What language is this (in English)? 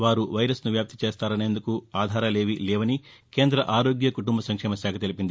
Telugu